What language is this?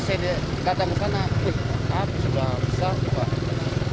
Indonesian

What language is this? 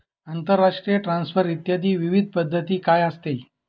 Marathi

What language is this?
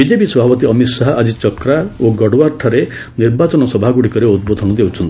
Odia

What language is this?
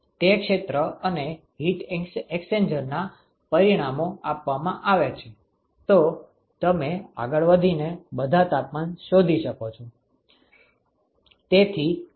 Gujarati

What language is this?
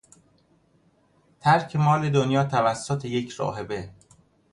Persian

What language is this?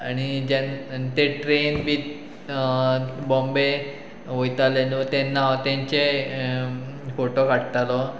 Konkani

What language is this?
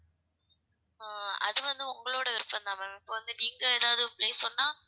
Tamil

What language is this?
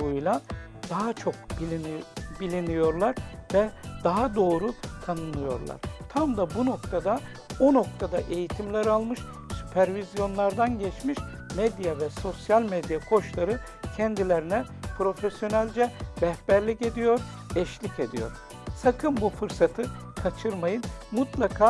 Turkish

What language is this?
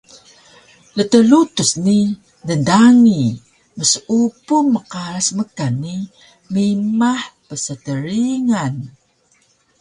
Taroko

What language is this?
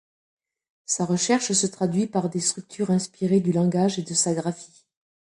French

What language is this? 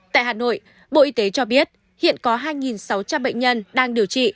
Vietnamese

